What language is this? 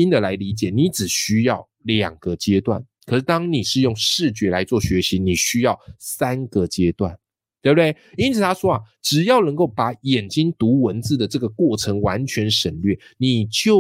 Chinese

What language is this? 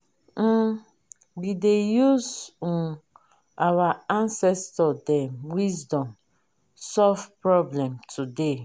Nigerian Pidgin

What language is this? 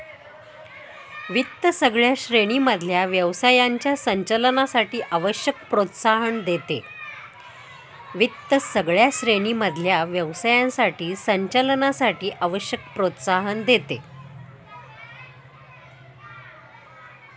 Marathi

